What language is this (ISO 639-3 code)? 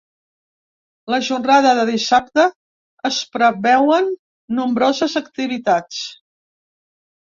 cat